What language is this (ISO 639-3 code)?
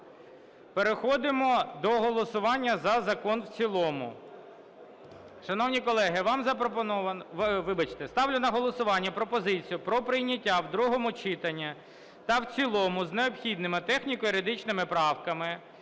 ukr